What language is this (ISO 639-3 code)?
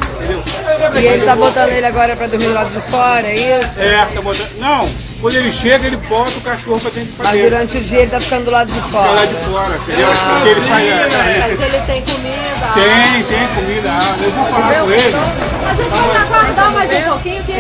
por